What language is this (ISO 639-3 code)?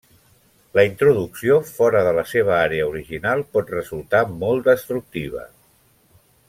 cat